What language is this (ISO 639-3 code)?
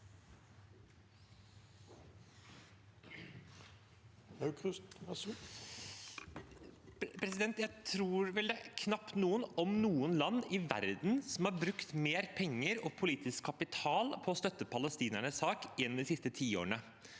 nor